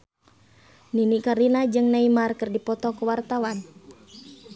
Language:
Sundanese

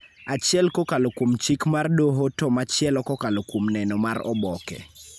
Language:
Luo (Kenya and Tanzania)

